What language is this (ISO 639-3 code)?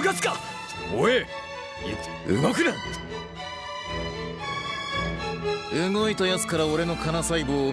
jpn